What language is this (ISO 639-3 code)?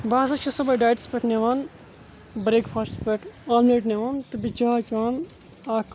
kas